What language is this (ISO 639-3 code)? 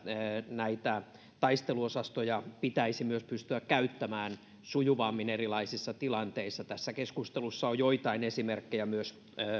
fin